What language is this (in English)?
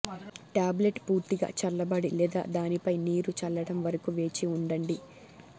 Telugu